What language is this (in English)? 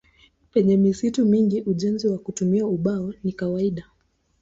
Swahili